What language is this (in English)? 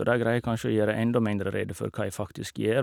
Norwegian